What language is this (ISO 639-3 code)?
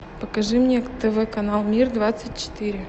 rus